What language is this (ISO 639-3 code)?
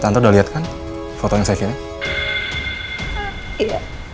ind